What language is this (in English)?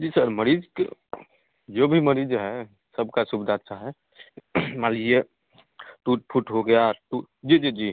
Hindi